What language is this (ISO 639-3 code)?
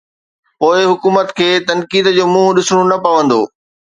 snd